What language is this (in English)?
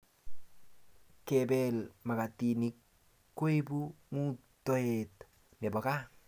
Kalenjin